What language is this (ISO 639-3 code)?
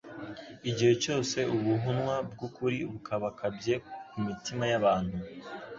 kin